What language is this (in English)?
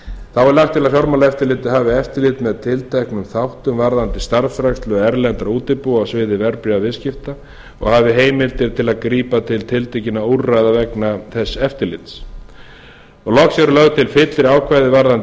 Icelandic